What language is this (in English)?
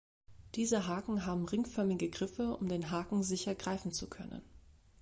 German